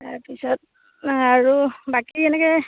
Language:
Assamese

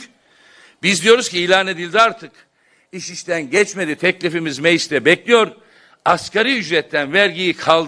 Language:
Turkish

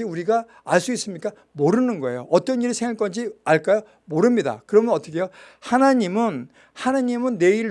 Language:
Korean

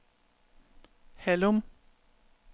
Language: Danish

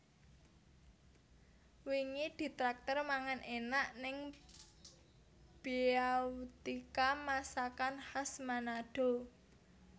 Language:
Javanese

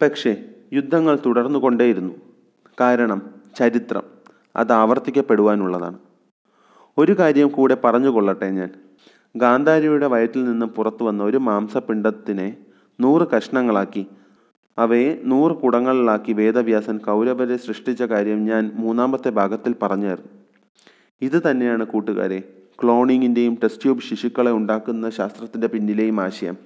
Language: Malayalam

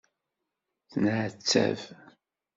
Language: Kabyle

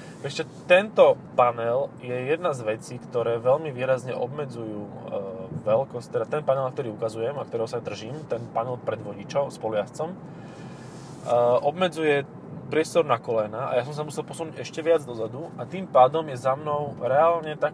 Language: Slovak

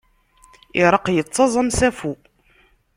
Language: Kabyle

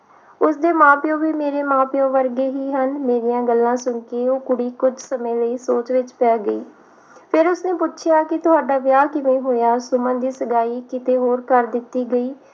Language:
Punjabi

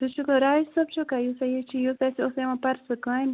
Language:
Kashmiri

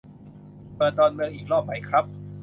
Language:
Thai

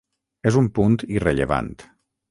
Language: Catalan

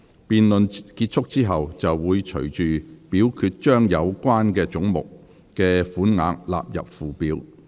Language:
Cantonese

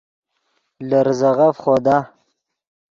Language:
Yidgha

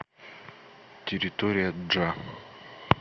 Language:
Russian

